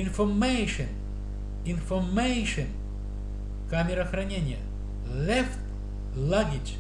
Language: Russian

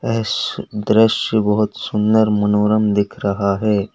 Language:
Hindi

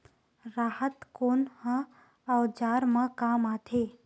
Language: Chhattisgarhi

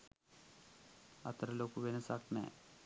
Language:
Sinhala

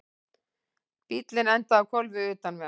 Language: Icelandic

